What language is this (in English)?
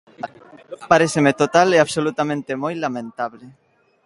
Galician